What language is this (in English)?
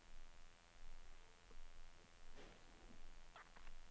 Norwegian